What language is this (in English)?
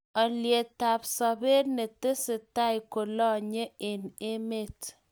Kalenjin